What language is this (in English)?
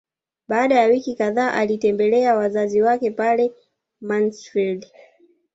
Swahili